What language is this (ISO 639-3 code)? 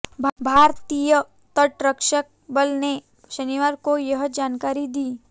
hin